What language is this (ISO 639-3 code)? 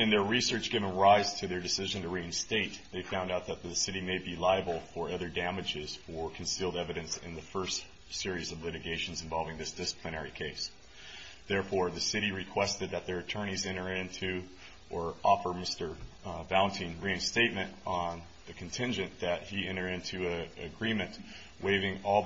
eng